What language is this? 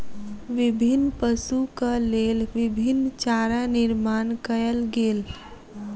Maithili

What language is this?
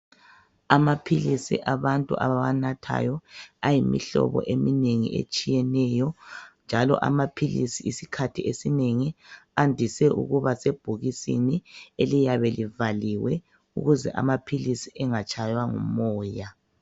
North Ndebele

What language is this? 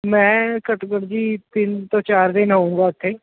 Punjabi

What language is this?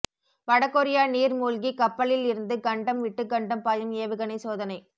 Tamil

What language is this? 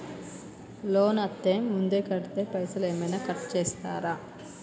Telugu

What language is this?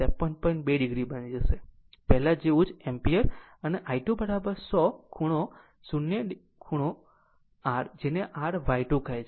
Gujarati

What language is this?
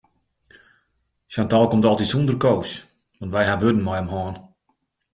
Western Frisian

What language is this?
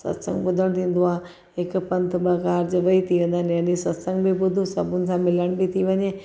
Sindhi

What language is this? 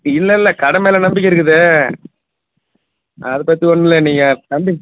Tamil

